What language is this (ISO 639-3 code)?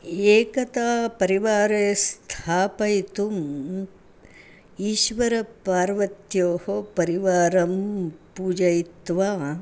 san